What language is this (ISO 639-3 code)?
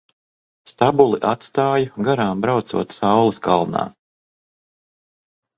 lav